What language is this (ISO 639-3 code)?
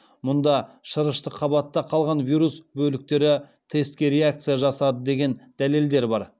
kaz